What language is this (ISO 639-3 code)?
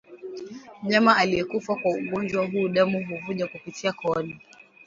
swa